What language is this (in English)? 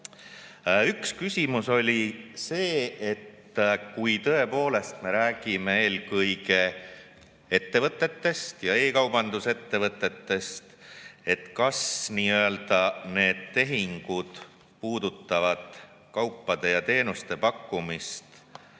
Estonian